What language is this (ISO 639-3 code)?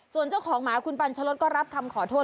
tha